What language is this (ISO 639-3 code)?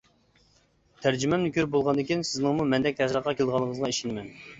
uig